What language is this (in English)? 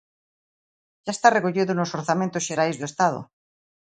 Galician